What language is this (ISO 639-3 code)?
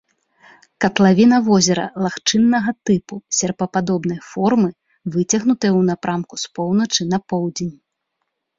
bel